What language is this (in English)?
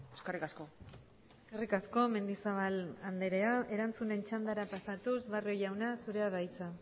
Basque